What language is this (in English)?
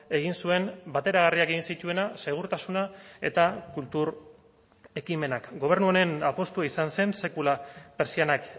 Basque